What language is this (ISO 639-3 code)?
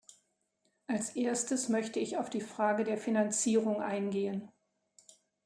deu